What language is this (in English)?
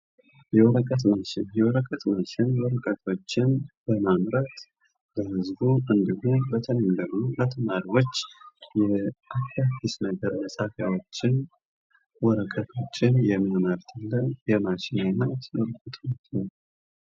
Amharic